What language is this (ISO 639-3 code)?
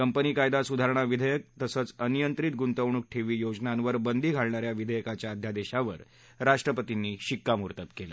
mar